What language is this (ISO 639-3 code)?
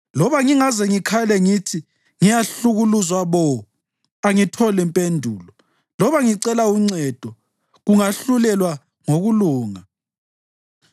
nde